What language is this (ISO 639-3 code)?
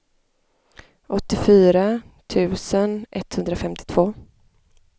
swe